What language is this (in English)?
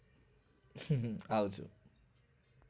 Gujarati